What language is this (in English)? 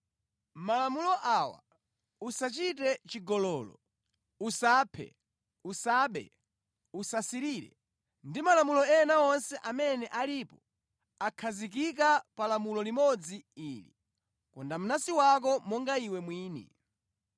Nyanja